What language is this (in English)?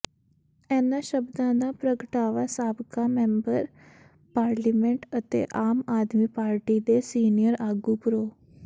Punjabi